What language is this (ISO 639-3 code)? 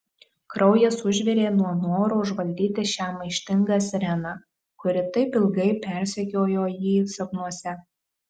lit